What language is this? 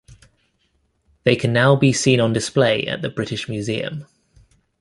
English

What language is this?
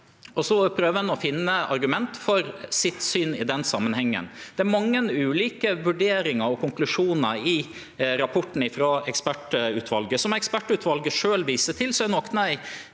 Norwegian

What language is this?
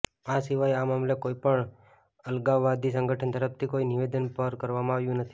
Gujarati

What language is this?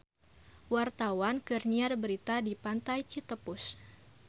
Sundanese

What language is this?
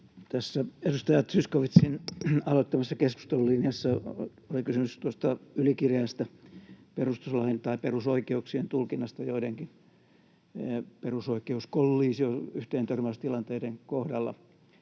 Finnish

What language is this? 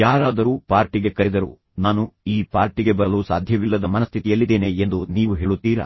Kannada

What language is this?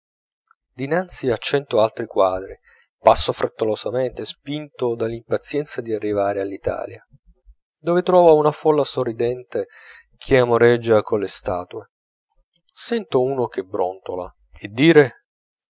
Italian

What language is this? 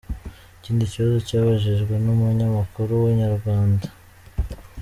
Kinyarwanda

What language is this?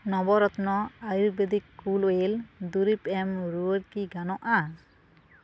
Santali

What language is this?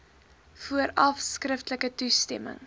Afrikaans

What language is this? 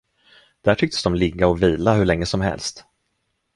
Swedish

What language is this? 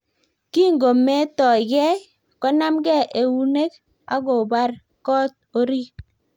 Kalenjin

